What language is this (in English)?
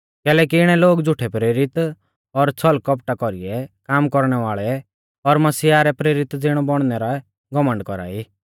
Mahasu Pahari